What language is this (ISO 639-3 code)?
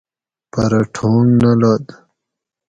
gwc